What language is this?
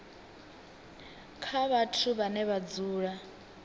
Venda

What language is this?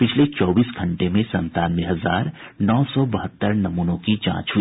Hindi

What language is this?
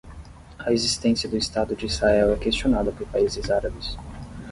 Portuguese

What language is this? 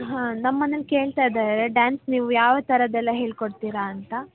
Kannada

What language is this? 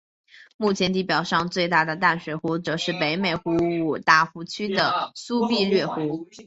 Chinese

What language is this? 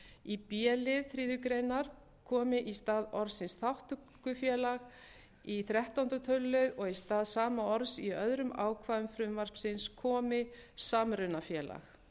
Icelandic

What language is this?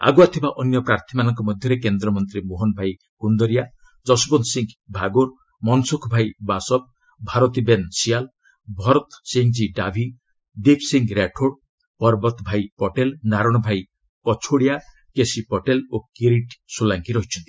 Odia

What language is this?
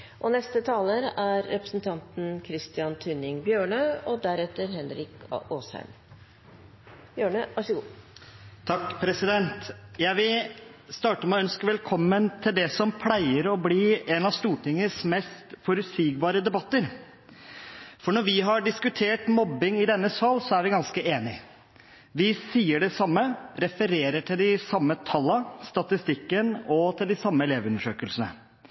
Norwegian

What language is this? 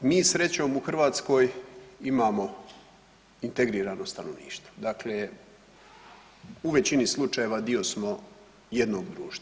Croatian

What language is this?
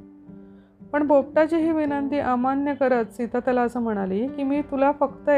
Marathi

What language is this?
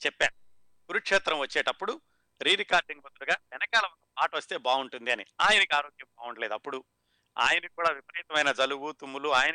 Telugu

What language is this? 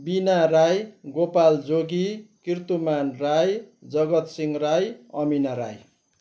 Nepali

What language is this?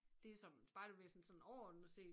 Danish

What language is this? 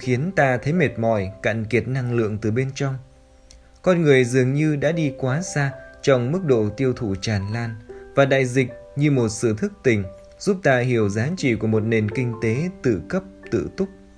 Vietnamese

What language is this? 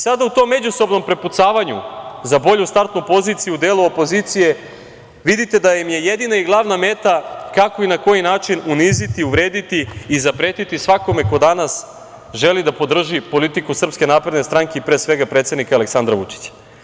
Serbian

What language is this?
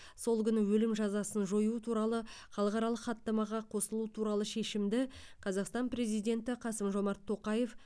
Kazakh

